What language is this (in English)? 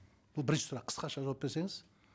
Kazakh